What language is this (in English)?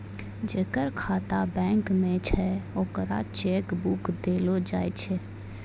Maithili